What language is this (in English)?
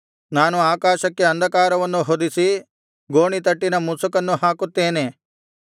Kannada